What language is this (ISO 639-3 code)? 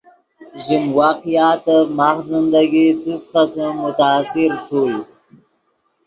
ydg